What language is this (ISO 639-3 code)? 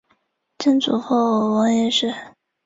zho